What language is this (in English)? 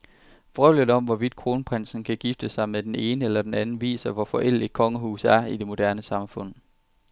Danish